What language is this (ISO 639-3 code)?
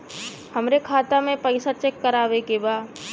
bho